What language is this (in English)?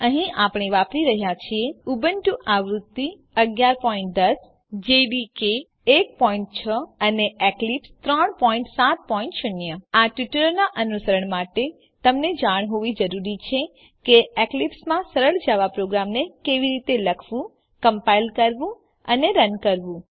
Gujarati